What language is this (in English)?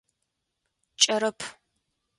Adyghe